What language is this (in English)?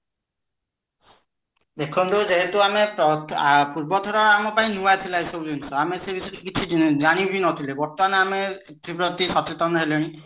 Odia